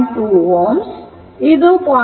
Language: Kannada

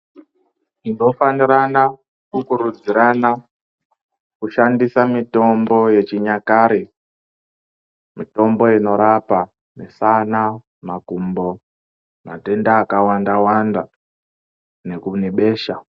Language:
Ndau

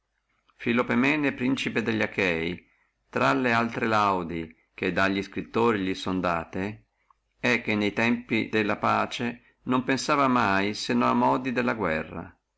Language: Italian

